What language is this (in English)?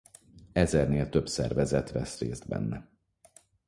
Hungarian